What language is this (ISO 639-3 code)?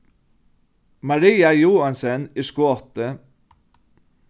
fao